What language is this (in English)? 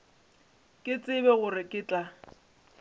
Northern Sotho